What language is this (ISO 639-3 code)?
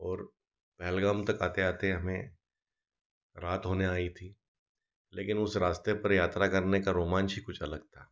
hin